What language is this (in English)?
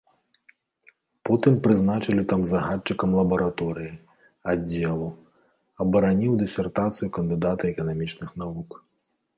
Belarusian